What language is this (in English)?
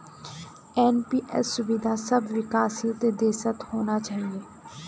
Magahi